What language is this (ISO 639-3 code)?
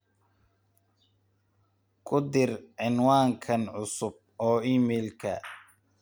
som